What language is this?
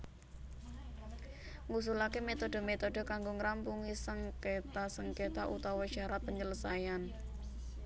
Javanese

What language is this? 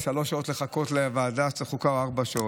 Hebrew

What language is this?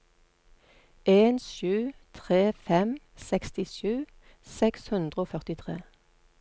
Norwegian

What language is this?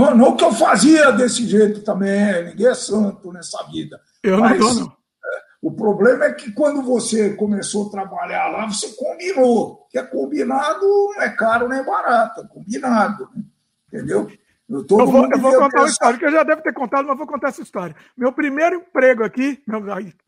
Portuguese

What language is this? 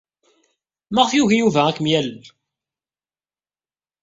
Kabyle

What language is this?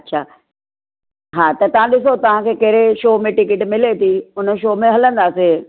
Sindhi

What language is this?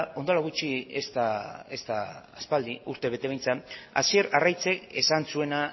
Basque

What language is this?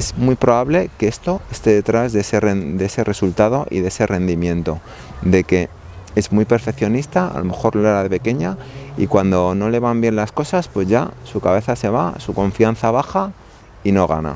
Spanish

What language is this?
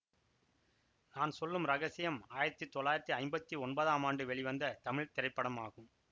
Tamil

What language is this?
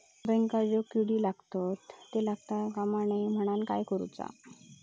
Marathi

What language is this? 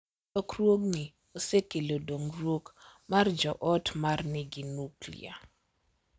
Luo (Kenya and Tanzania)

